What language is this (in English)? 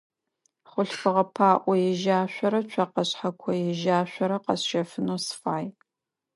Adyghe